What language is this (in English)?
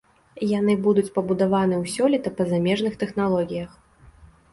Belarusian